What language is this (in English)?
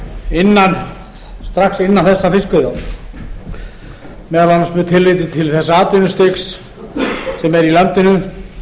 Icelandic